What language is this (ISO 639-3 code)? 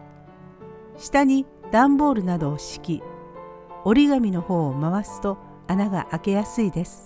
jpn